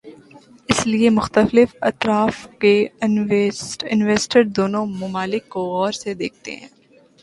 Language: Urdu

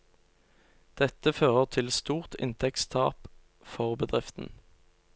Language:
Norwegian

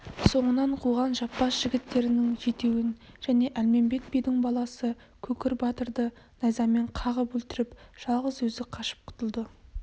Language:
Kazakh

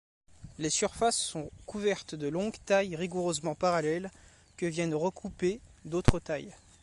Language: French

